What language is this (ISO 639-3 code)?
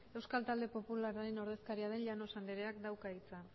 eus